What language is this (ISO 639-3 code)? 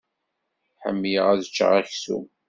kab